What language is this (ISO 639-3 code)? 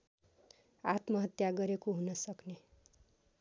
nep